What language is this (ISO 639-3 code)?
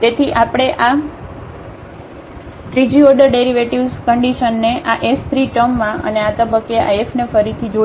guj